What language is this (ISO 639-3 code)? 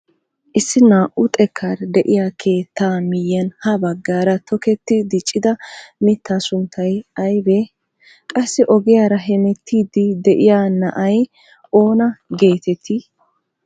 wal